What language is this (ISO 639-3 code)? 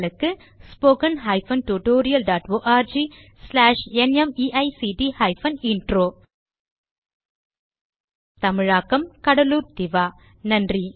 tam